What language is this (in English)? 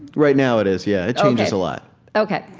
English